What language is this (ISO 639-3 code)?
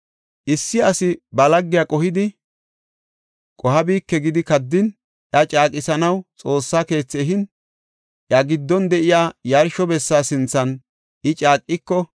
gof